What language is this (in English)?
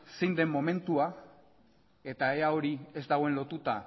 Basque